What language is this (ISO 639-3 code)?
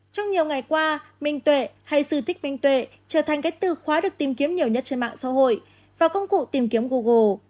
vie